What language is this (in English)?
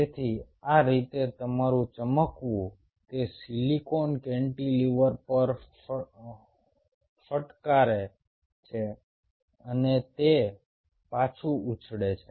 Gujarati